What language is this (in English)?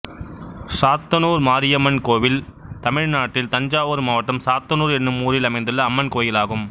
Tamil